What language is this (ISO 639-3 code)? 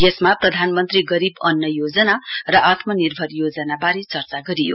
nep